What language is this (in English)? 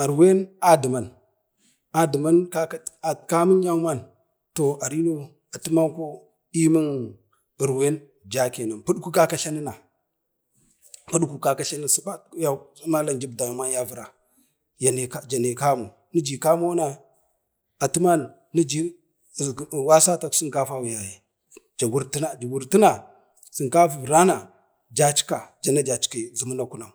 Bade